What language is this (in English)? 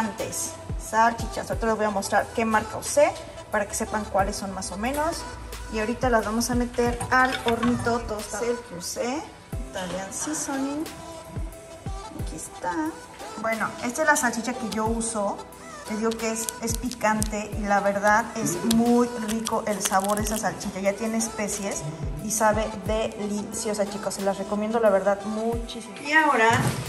Spanish